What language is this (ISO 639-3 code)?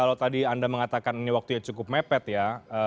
ind